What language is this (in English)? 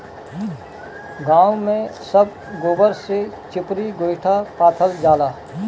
Bhojpuri